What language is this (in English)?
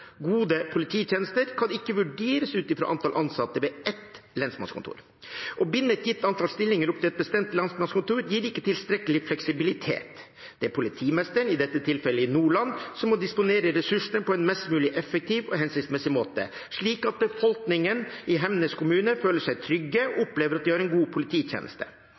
Norwegian Bokmål